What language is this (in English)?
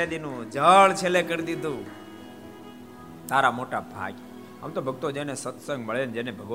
Gujarati